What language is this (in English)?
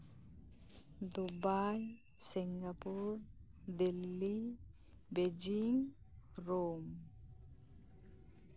Santali